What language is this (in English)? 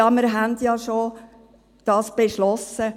Swiss German